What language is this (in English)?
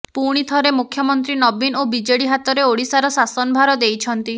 Odia